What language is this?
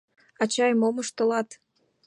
Mari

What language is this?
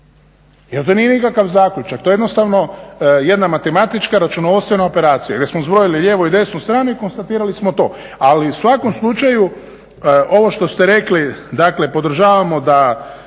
Croatian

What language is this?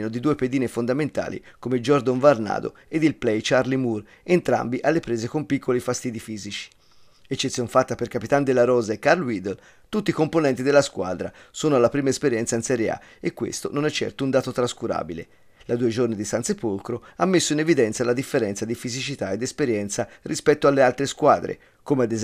Italian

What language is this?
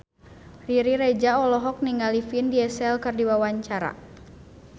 Sundanese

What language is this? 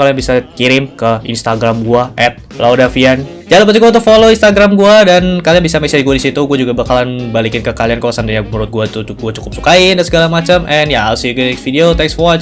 Indonesian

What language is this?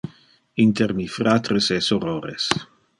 Interlingua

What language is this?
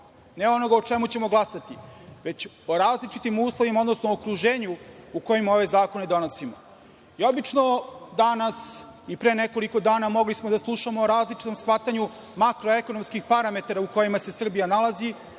Serbian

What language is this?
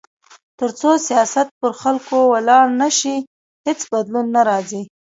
Pashto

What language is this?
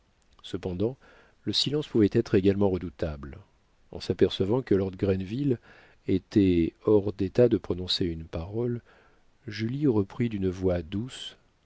French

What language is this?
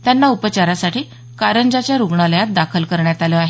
Marathi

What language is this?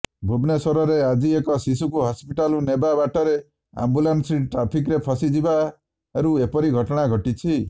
Odia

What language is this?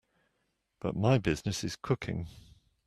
English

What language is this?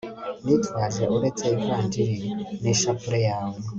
Kinyarwanda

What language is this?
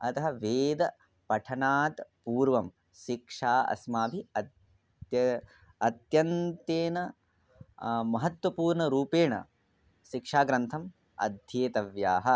Sanskrit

